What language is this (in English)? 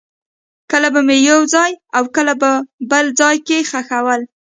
Pashto